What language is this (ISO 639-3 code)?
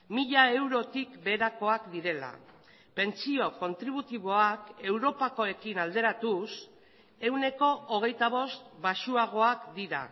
eus